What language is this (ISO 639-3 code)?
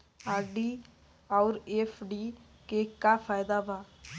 bho